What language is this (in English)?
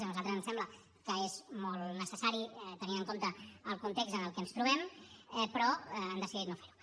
Catalan